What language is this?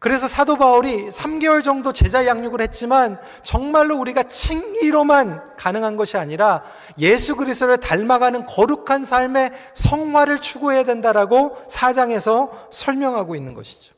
Korean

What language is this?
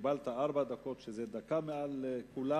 Hebrew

